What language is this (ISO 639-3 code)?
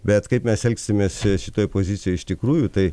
lit